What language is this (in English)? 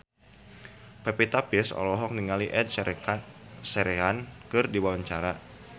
Sundanese